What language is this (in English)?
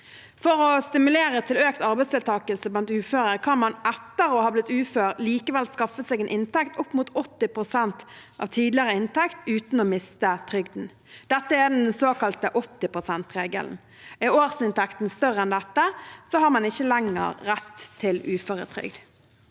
Norwegian